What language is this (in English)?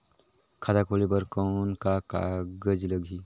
Chhattisgarhi